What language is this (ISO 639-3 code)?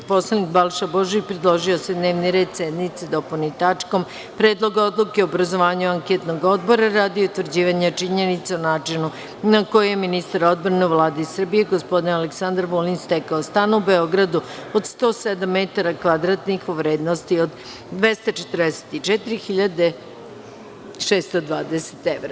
srp